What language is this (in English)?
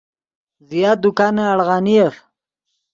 Yidgha